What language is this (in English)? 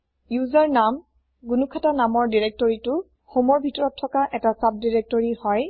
Assamese